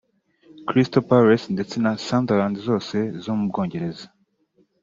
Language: Kinyarwanda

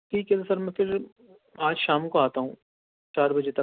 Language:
Urdu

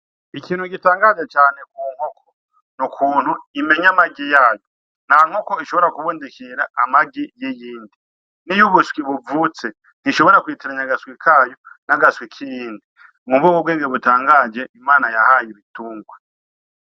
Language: Rundi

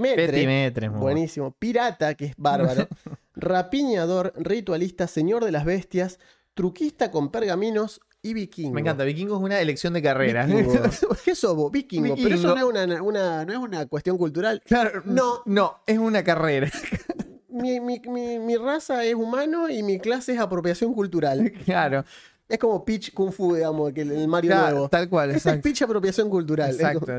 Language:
Spanish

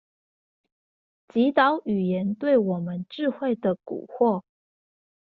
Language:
Chinese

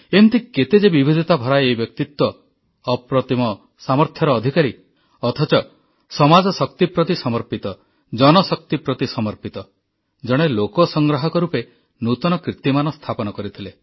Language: Odia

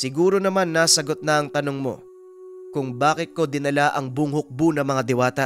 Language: Filipino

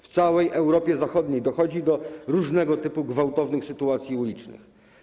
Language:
Polish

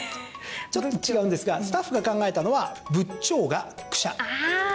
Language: Japanese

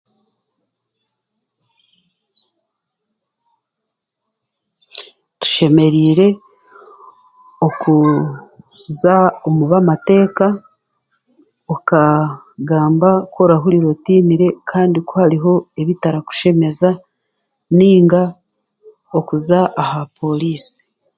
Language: Chiga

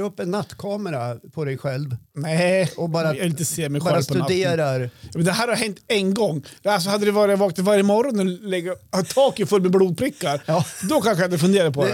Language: Swedish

